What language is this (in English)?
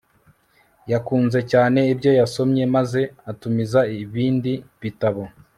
Kinyarwanda